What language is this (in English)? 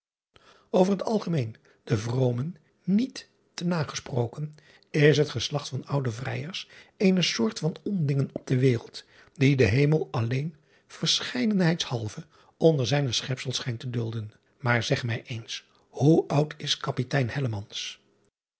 Dutch